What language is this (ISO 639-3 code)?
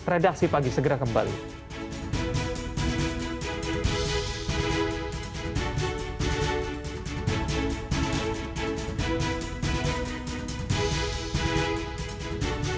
ind